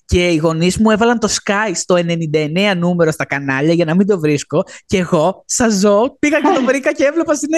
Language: Greek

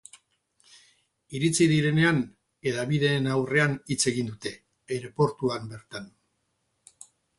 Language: Basque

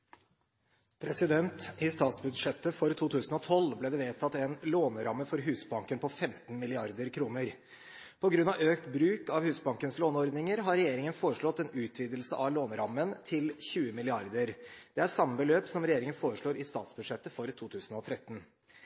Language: Norwegian Bokmål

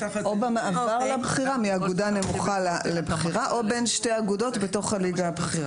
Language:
Hebrew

